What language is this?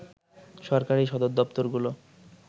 Bangla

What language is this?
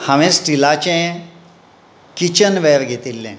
Konkani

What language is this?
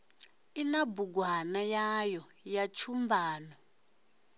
Venda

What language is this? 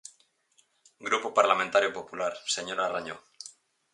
Galician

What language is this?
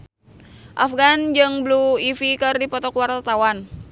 Sundanese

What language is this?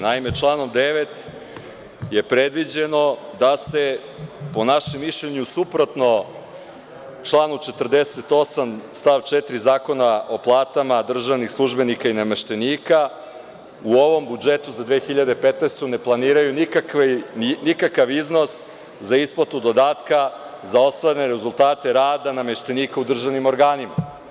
Serbian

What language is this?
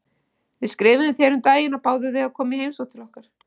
Icelandic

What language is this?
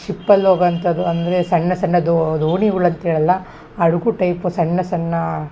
Kannada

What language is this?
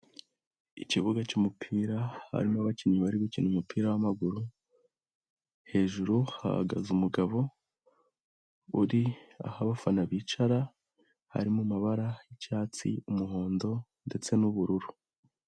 Kinyarwanda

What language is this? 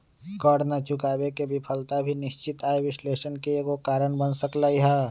Magahi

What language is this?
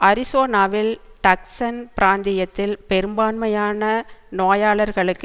Tamil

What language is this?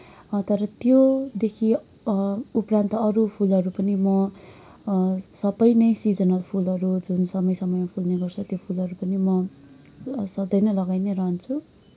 Nepali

